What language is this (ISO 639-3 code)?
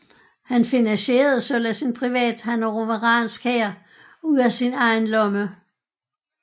dan